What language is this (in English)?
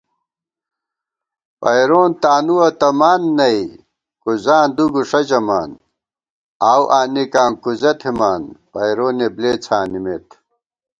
Gawar-Bati